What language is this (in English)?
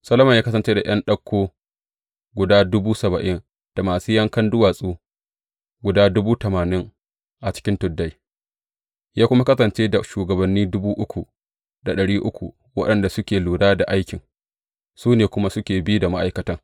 Hausa